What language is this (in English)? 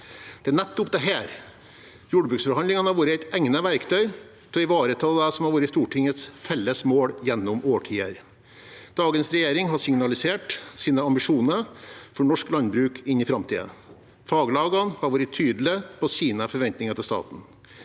Norwegian